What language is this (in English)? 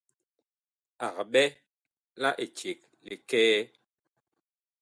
Bakoko